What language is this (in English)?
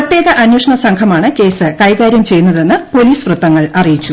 Malayalam